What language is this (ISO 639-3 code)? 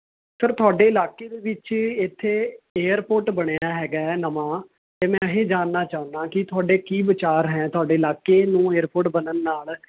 pan